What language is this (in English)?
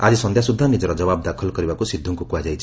Odia